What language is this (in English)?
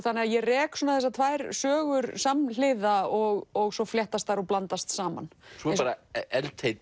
Icelandic